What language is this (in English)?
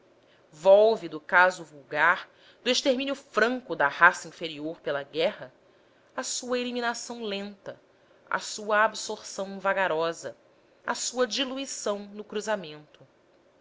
Portuguese